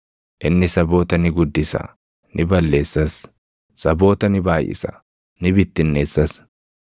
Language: Oromo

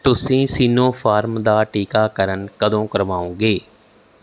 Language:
Punjabi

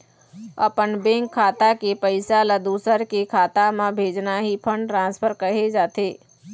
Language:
Chhattisgarhi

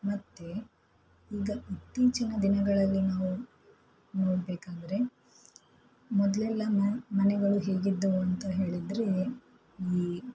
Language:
Kannada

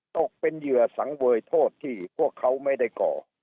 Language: Thai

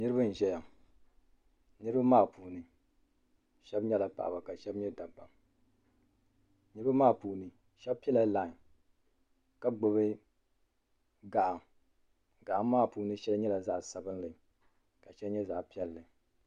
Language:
Dagbani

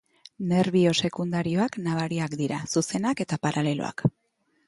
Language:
Basque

